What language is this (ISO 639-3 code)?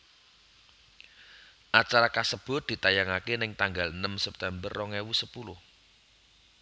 jav